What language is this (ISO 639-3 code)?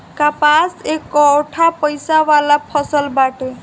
bho